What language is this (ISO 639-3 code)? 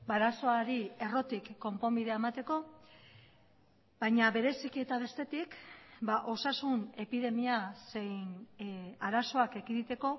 eus